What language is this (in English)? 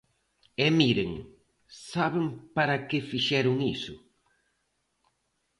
Galician